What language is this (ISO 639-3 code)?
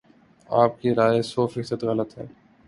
urd